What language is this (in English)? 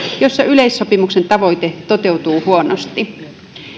Finnish